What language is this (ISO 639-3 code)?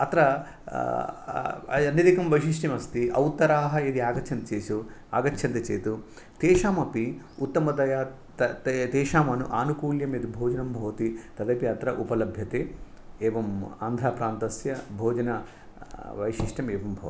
san